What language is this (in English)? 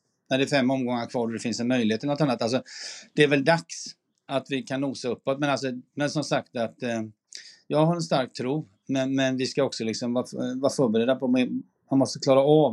Swedish